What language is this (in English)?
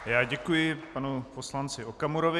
Czech